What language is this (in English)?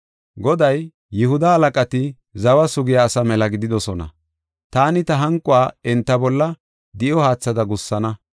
Gofa